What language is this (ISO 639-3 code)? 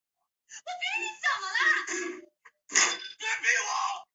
zho